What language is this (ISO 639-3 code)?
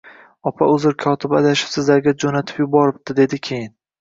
uzb